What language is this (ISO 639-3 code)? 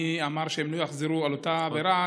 heb